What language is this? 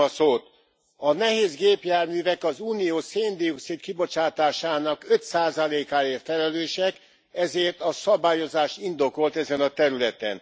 Hungarian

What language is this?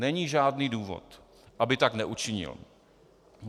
Czech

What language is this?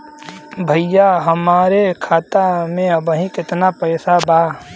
Bhojpuri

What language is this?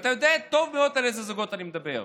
Hebrew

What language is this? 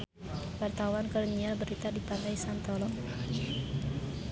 Sundanese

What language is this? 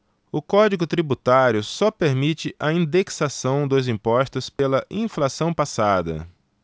Portuguese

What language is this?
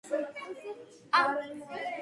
Georgian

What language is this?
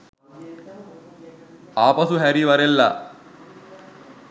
Sinhala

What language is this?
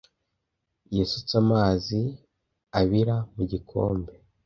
Kinyarwanda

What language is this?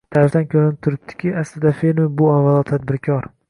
Uzbek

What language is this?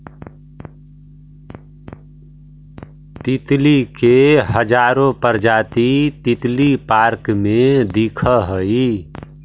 Magahi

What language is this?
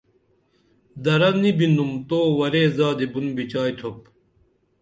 Dameli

